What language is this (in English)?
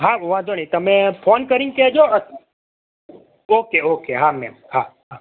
Gujarati